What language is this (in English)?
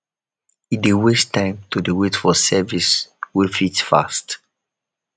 Nigerian Pidgin